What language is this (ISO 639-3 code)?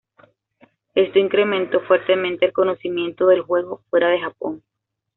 spa